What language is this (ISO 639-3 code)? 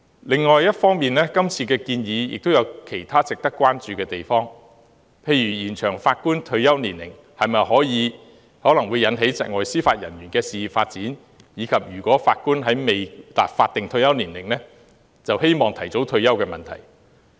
yue